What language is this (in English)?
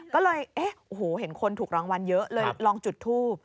Thai